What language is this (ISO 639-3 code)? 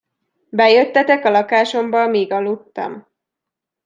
hun